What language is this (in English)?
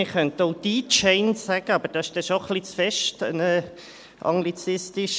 Swiss German